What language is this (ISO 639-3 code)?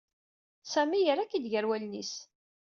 kab